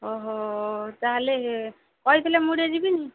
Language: Odia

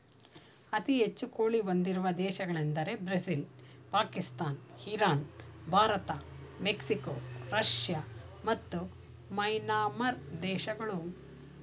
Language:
Kannada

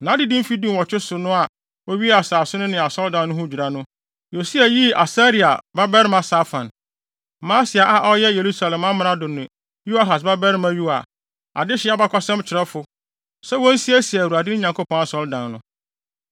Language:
Akan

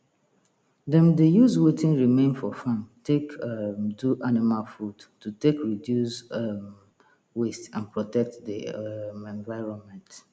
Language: Nigerian Pidgin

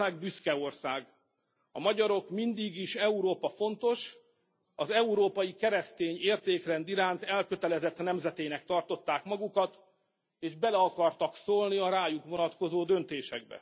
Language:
Hungarian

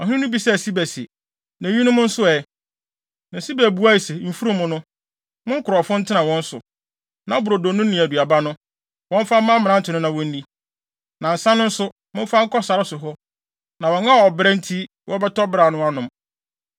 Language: Akan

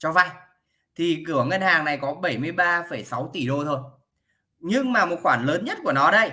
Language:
Vietnamese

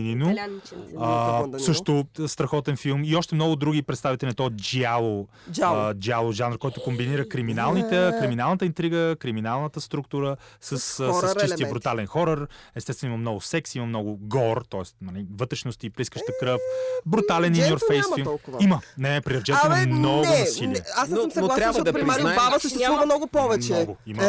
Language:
Bulgarian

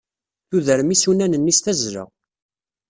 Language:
Kabyle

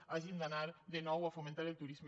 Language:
Catalan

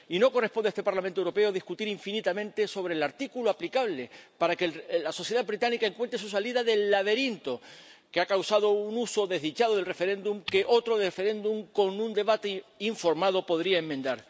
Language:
Spanish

